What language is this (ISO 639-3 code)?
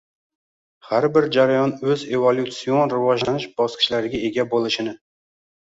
uzb